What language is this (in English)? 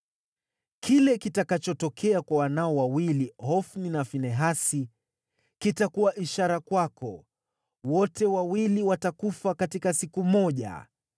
Swahili